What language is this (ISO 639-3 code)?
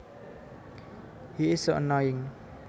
jav